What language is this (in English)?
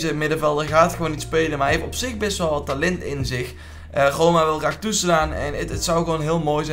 Dutch